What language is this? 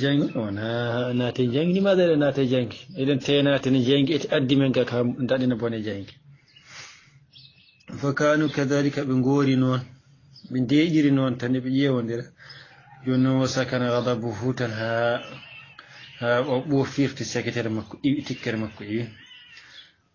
Arabic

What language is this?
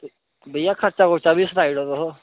Dogri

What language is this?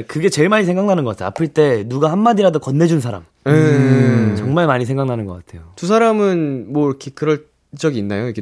Korean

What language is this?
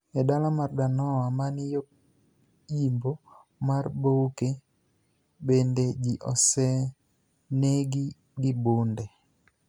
Luo (Kenya and Tanzania)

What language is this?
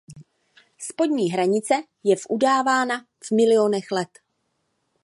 Czech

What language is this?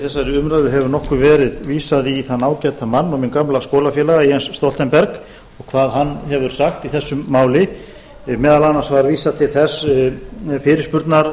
Icelandic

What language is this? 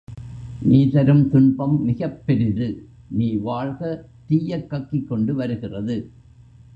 Tamil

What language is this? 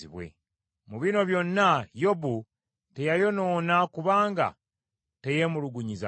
Ganda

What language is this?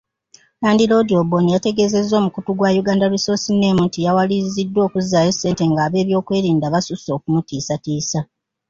Ganda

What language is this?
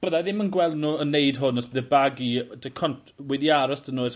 Welsh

